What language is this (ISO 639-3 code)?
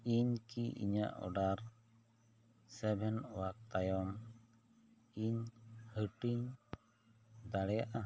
sat